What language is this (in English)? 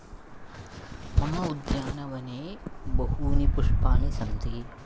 Sanskrit